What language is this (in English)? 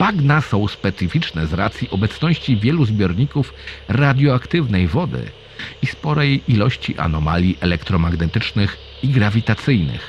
Polish